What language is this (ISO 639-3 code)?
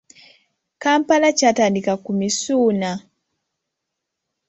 lug